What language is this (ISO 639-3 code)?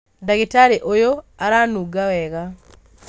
kik